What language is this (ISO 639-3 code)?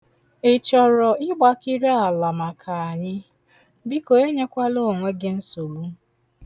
ibo